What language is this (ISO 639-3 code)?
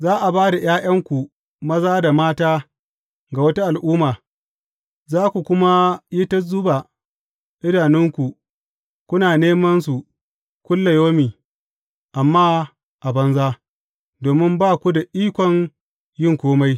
hau